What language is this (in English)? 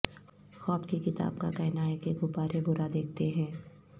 Urdu